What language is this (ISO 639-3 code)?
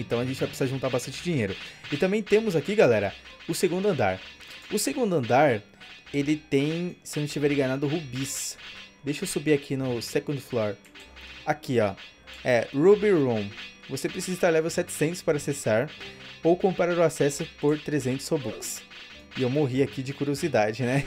por